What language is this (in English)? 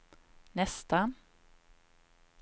Swedish